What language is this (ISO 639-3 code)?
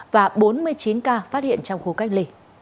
vie